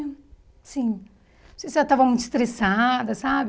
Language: Portuguese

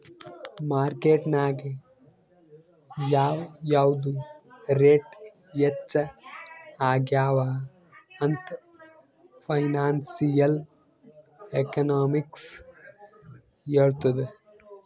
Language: Kannada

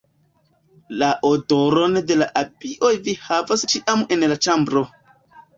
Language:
Esperanto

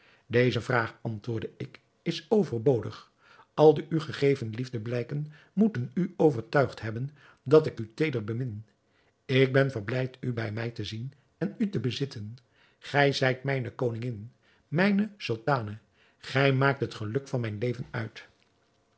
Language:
Dutch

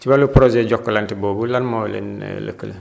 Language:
Wolof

